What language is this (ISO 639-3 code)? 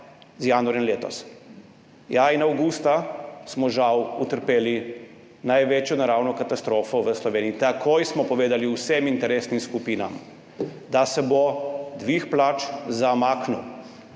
slv